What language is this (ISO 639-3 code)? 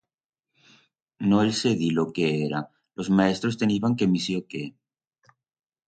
arg